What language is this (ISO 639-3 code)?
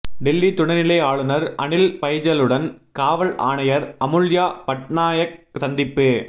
tam